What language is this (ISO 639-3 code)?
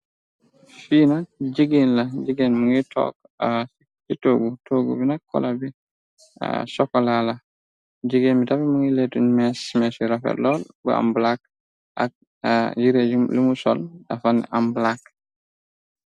wol